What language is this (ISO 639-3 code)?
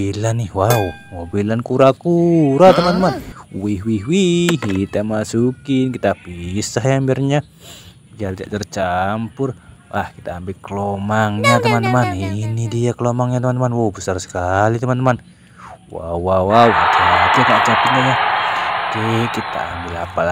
ind